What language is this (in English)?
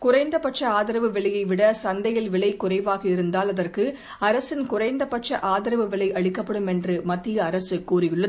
Tamil